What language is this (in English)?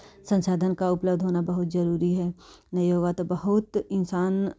Hindi